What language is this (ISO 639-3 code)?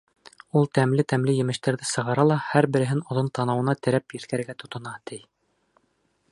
bak